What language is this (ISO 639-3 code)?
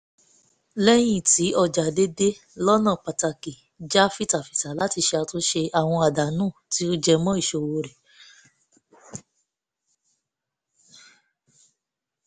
yor